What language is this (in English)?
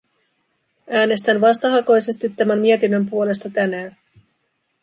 Finnish